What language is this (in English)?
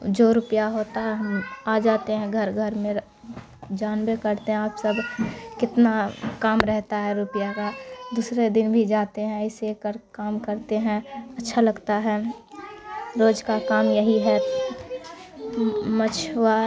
Urdu